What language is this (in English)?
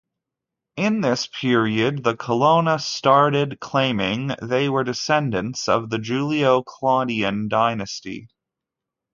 English